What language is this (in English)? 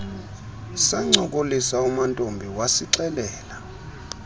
Xhosa